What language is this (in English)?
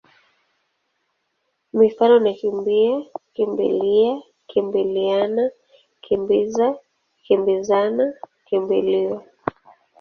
Swahili